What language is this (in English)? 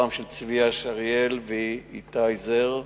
Hebrew